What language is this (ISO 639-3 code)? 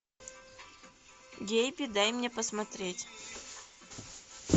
rus